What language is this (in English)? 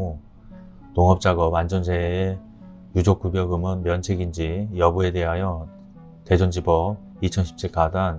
Korean